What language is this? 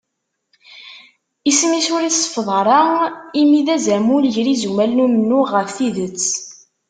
Kabyle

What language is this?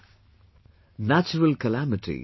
English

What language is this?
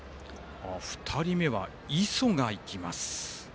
Japanese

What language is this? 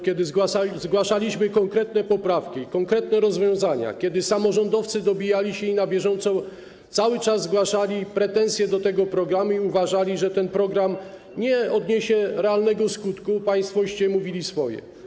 Polish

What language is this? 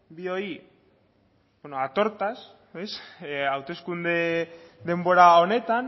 Basque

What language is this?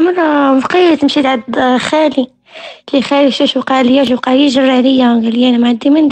Arabic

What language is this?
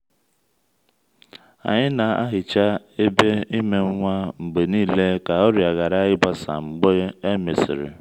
Igbo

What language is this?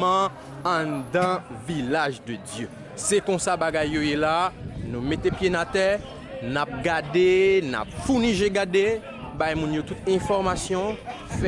French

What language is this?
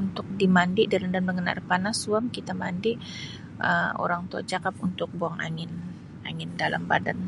Sabah Malay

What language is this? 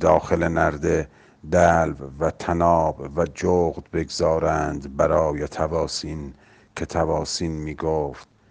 Persian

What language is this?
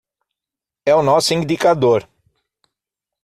Portuguese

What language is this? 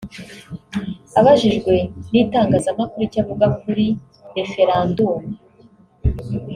Kinyarwanda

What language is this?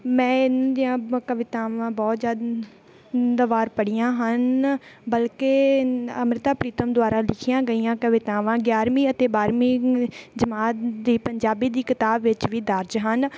Punjabi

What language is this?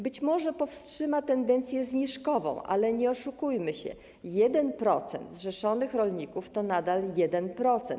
Polish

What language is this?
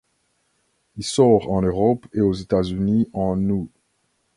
French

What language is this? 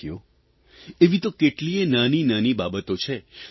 Gujarati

